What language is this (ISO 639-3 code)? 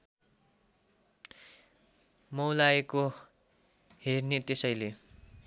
nep